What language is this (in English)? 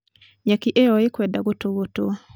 Kikuyu